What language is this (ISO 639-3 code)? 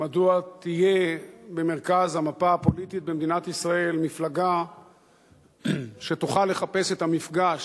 heb